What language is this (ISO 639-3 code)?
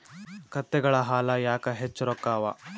kan